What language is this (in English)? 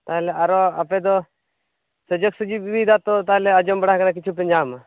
Santali